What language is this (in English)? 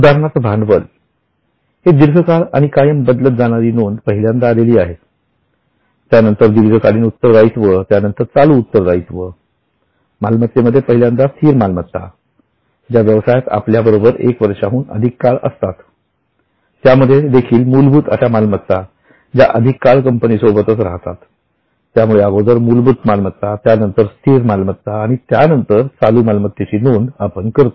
Marathi